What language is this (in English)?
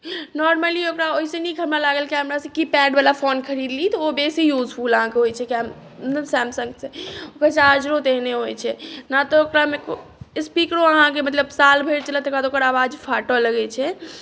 Maithili